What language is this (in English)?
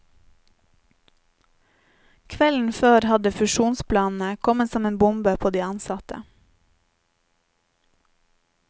Norwegian